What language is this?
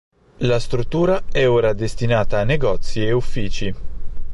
Italian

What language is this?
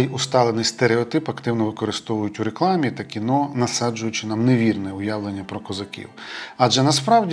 Ukrainian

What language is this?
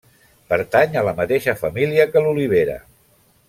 Catalan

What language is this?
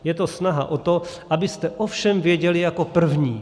Czech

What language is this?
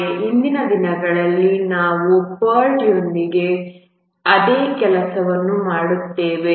Kannada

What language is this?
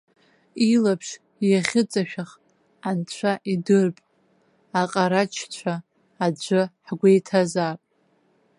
Abkhazian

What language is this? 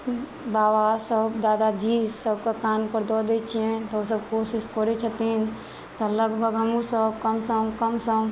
Maithili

